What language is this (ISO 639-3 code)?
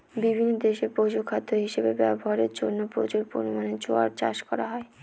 ben